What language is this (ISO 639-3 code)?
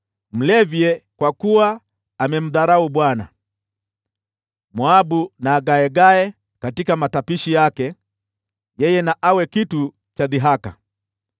swa